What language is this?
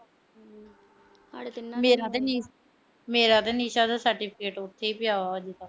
Punjabi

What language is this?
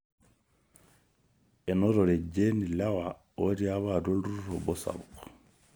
Masai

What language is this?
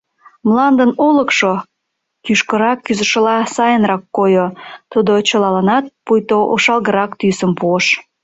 Mari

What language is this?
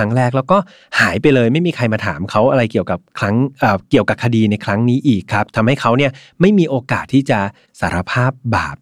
Thai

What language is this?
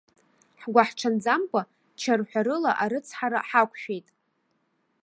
Abkhazian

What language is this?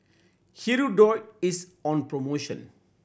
English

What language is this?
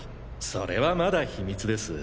Japanese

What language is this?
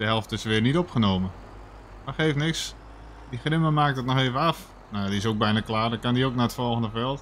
Dutch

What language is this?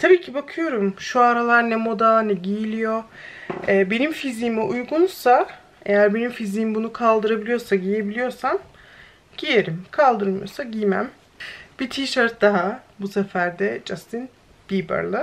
Turkish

